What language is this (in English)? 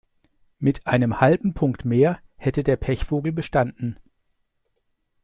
German